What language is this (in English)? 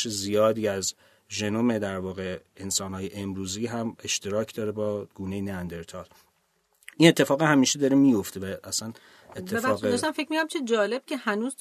Persian